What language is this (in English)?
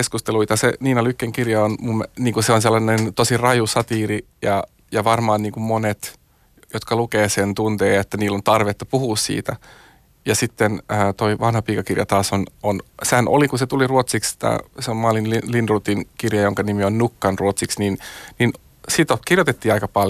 Finnish